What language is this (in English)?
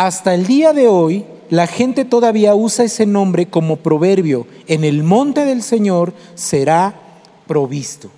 Spanish